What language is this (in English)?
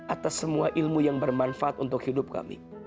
Indonesian